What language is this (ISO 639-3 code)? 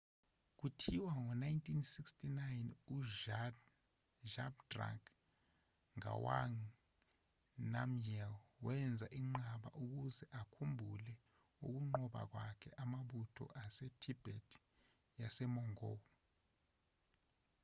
zul